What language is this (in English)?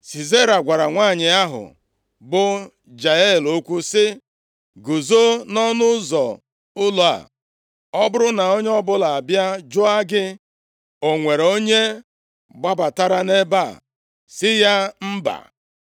Igbo